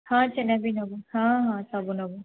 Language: Odia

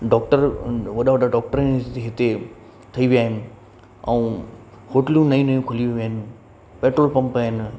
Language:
Sindhi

